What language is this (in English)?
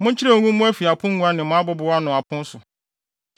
Akan